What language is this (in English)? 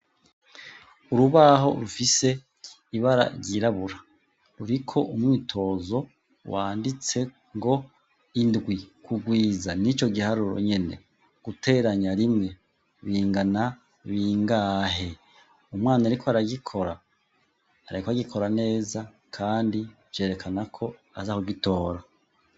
Rundi